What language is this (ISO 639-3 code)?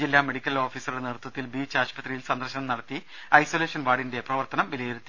mal